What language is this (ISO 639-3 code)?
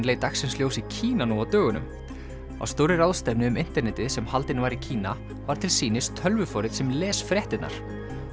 isl